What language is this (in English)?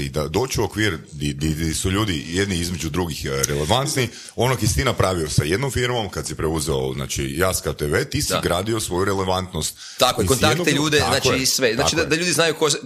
Croatian